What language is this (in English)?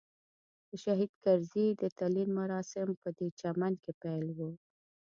Pashto